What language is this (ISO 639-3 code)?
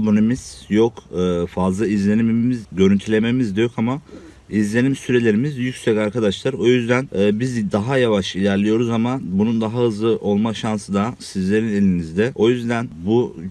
tur